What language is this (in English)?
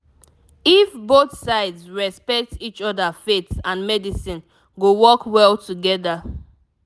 Nigerian Pidgin